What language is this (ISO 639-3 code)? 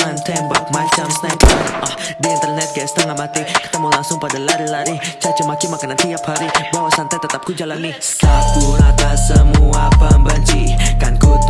ind